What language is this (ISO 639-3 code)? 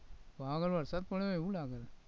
guj